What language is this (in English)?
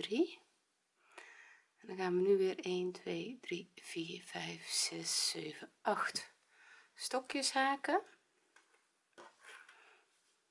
Dutch